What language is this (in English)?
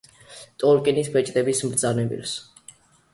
Georgian